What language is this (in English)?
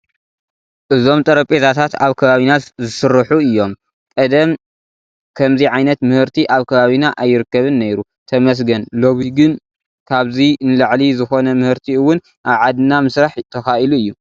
Tigrinya